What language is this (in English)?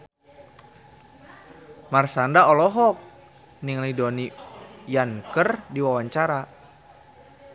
Sundanese